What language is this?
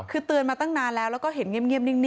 Thai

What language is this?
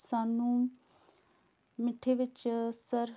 Punjabi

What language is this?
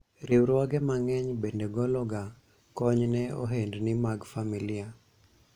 Luo (Kenya and Tanzania)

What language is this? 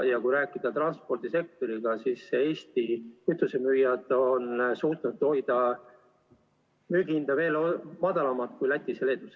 Estonian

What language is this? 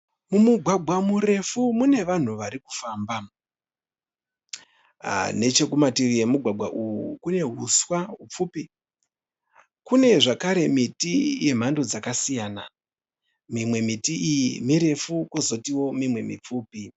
Shona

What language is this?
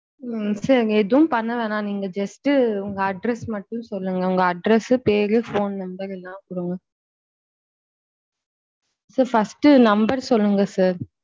Tamil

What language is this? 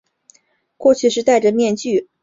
Chinese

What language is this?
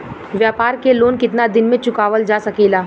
Bhojpuri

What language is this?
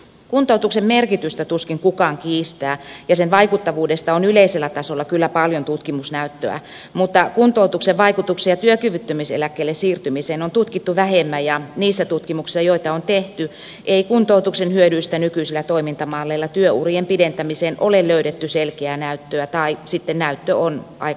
Finnish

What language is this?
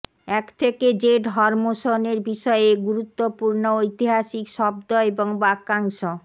Bangla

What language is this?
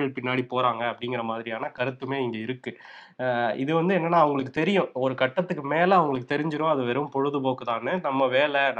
Tamil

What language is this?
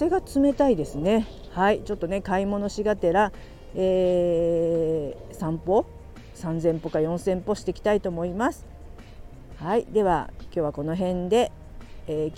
Japanese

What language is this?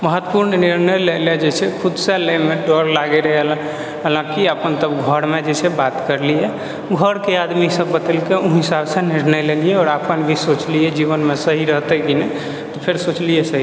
Maithili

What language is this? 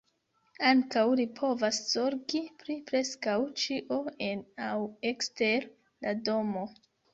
Esperanto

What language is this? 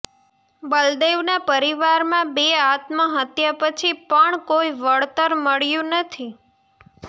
Gujarati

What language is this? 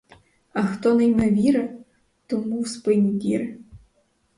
Ukrainian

